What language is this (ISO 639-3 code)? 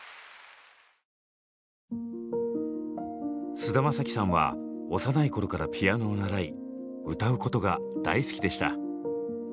jpn